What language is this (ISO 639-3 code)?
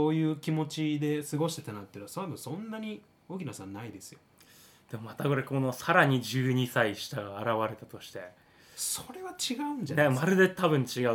jpn